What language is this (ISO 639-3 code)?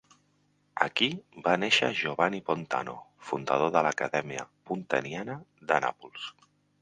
cat